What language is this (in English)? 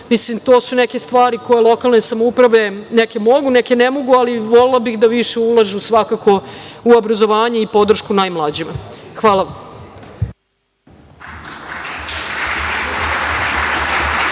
Serbian